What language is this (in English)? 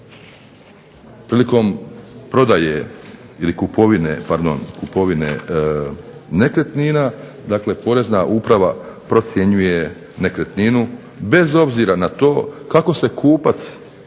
Croatian